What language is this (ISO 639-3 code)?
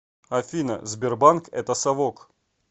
rus